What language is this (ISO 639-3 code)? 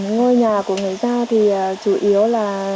vie